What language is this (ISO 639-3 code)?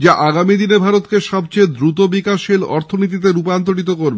ben